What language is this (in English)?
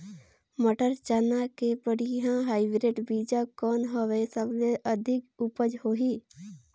Chhattisgarhi